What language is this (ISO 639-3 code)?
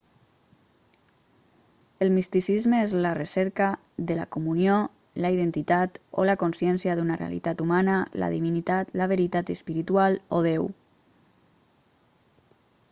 cat